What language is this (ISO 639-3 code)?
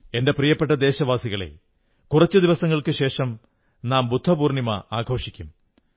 mal